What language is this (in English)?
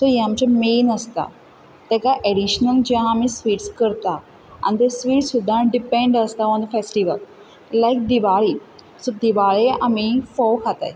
Konkani